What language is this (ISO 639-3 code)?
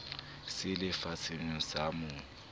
sot